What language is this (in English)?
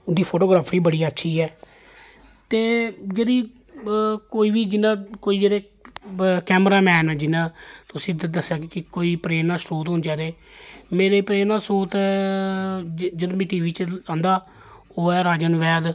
Dogri